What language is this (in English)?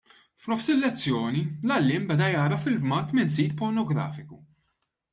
Maltese